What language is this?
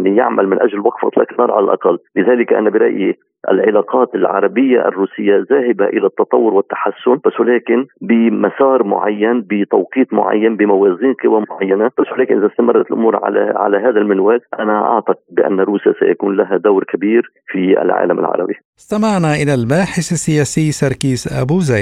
Arabic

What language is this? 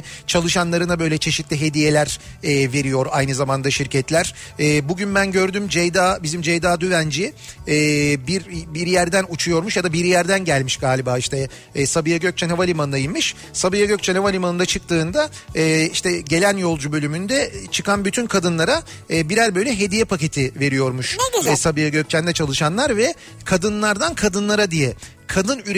Turkish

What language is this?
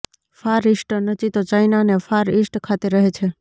Gujarati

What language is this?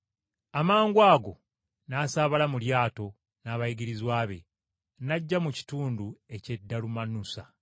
Ganda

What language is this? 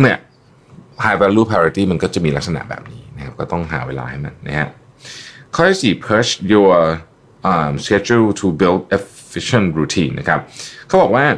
Thai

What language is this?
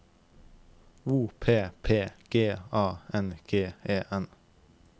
Norwegian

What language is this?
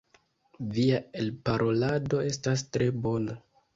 Esperanto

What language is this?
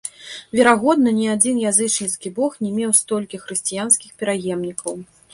Belarusian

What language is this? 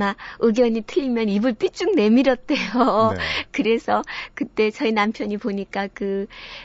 Korean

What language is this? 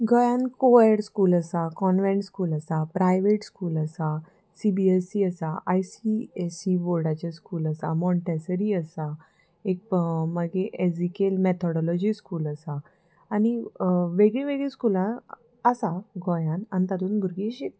Konkani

